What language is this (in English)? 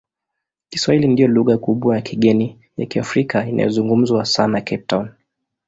Swahili